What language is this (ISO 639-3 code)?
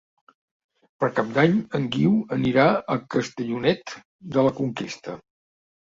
cat